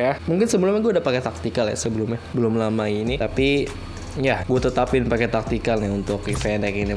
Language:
Indonesian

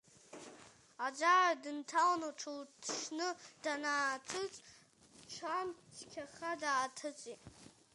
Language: Abkhazian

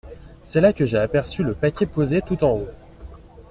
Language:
French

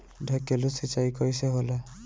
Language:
Bhojpuri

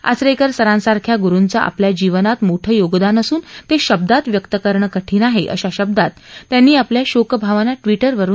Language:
Marathi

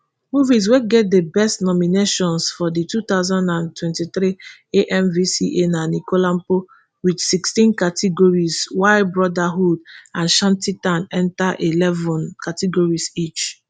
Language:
Nigerian Pidgin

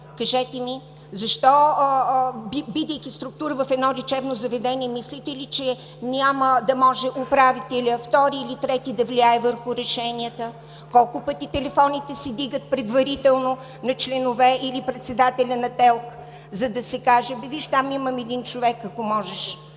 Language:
Bulgarian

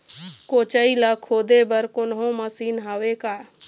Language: Chhattisgarhi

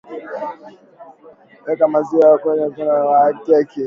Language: Swahili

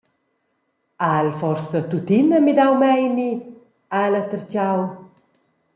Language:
Romansh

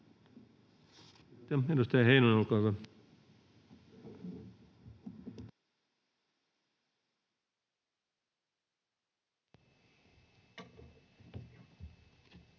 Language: Finnish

